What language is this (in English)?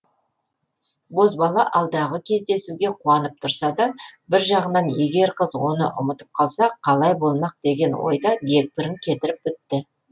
Kazakh